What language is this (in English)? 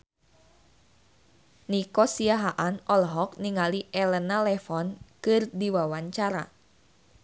Sundanese